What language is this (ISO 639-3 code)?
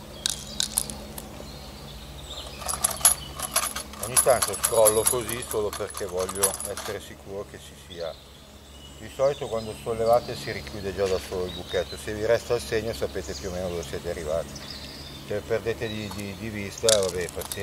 ita